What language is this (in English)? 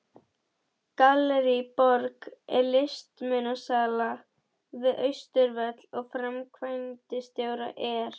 Icelandic